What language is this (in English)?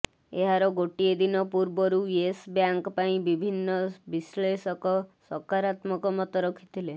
Odia